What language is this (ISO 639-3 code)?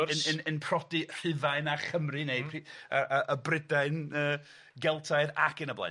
cym